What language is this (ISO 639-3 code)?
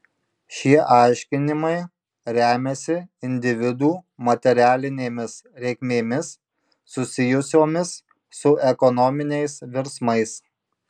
lit